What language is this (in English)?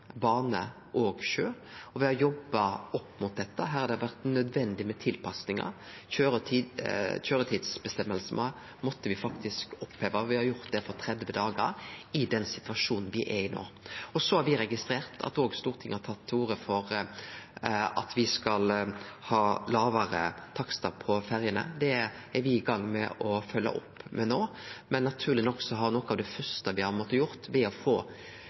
Norwegian Nynorsk